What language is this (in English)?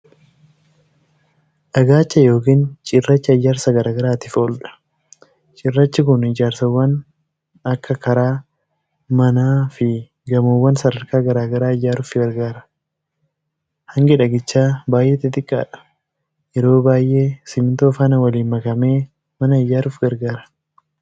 Oromo